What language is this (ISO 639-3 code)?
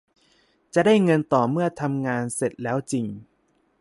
tha